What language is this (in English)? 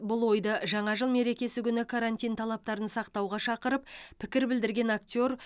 Kazakh